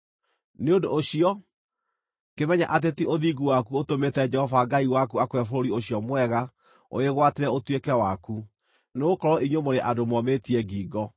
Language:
Kikuyu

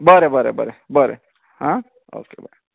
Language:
Konkani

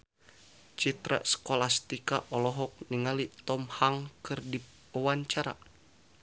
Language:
Sundanese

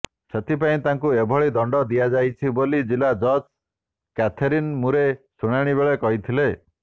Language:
Odia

